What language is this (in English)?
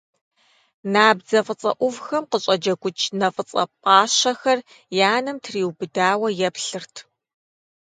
Kabardian